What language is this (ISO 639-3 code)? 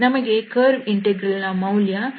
kan